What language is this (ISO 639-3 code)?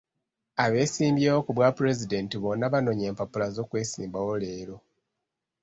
lug